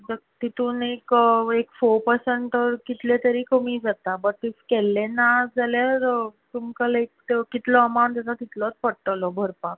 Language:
Konkani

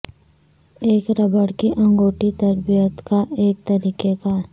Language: Urdu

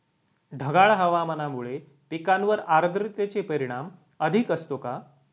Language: Marathi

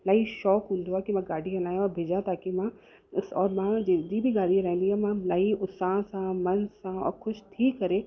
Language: Sindhi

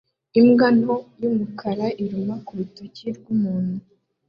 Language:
Kinyarwanda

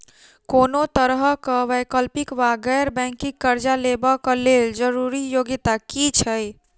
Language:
Maithili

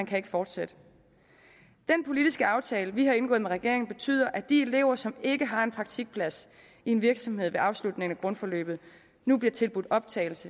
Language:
Danish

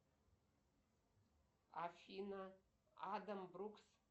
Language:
Russian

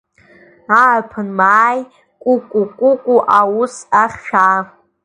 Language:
Abkhazian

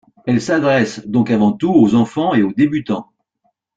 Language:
French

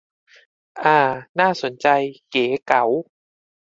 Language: Thai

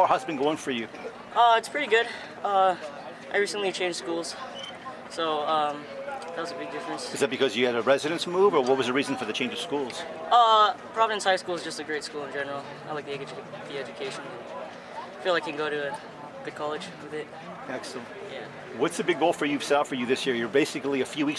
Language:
English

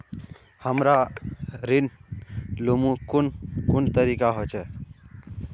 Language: Magahi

